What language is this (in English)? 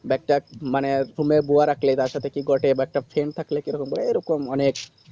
Bangla